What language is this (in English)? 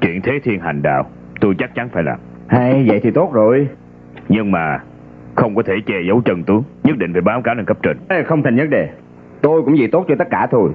Vietnamese